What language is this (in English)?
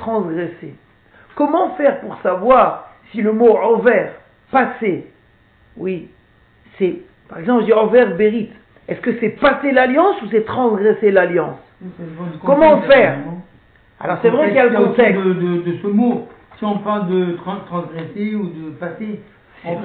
French